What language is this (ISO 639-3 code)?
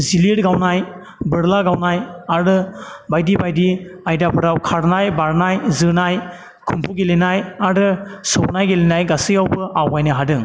brx